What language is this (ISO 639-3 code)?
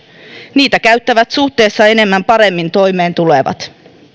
fin